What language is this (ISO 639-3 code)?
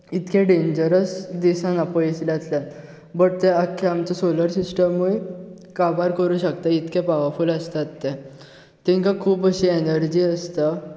kok